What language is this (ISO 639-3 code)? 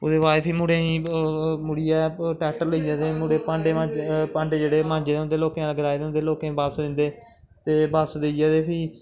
doi